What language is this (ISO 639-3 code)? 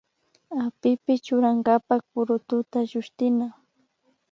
qvi